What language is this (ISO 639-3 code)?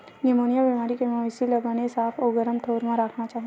hne